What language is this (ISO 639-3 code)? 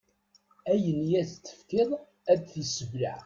kab